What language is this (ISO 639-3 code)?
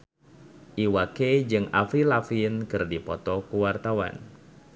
sun